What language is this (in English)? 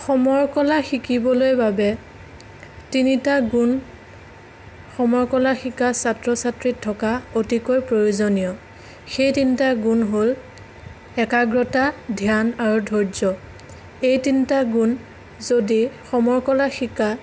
Assamese